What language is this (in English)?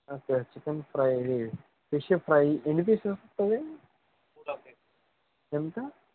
Telugu